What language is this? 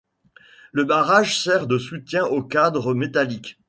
French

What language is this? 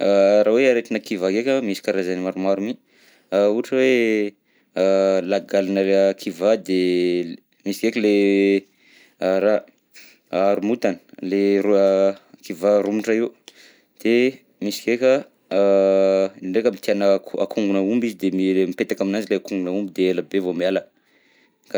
Southern Betsimisaraka Malagasy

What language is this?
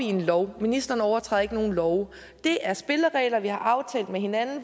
Danish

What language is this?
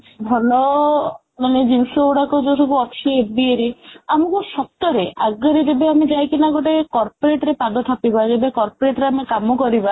Odia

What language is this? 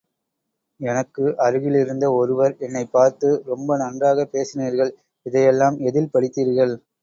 Tamil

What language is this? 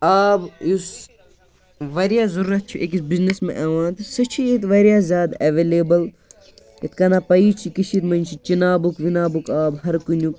Kashmiri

